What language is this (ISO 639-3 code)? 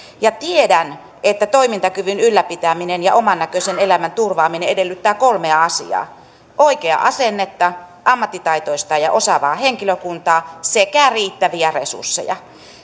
fin